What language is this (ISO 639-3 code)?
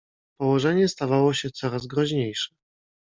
pol